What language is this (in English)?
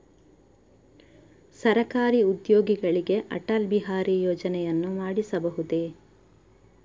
Kannada